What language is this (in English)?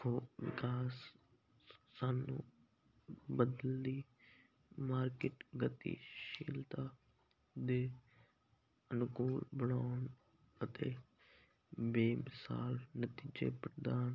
Punjabi